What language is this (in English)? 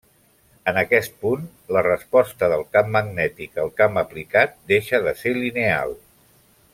Catalan